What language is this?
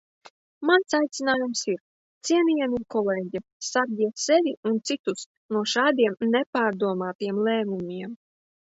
Latvian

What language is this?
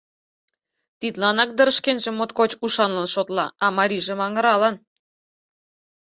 Mari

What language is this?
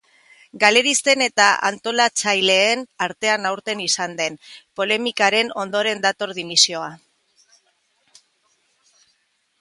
Basque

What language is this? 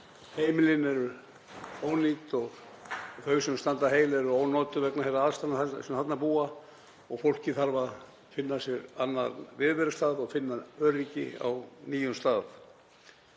Icelandic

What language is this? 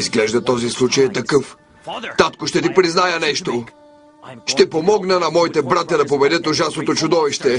Bulgarian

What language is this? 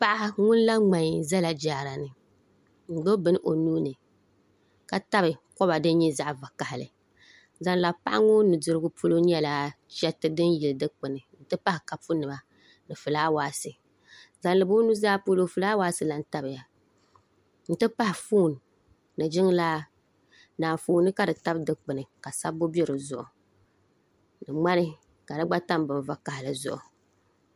Dagbani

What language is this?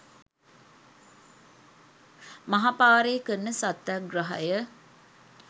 Sinhala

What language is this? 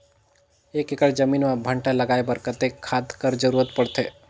Chhattisgarhi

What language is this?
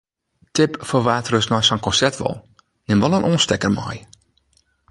Western Frisian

